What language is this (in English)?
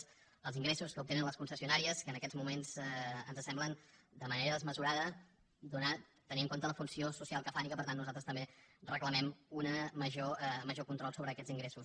Catalan